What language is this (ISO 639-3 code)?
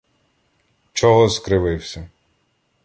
ukr